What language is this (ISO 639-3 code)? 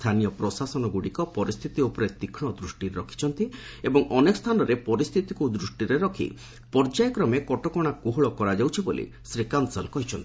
ori